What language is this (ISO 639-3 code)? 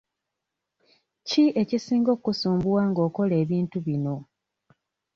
lug